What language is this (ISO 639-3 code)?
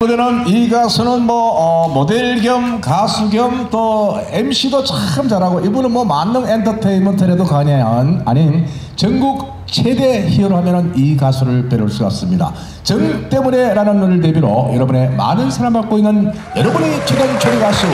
kor